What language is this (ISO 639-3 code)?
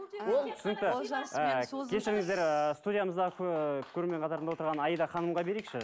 kaz